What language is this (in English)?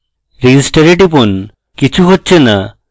Bangla